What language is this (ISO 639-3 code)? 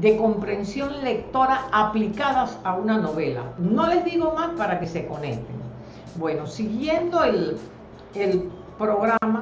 spa